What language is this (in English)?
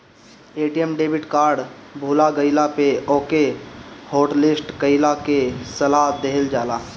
Bhojpuri